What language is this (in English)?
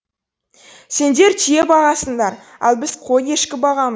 Kazakh